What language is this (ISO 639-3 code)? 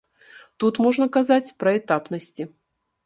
bel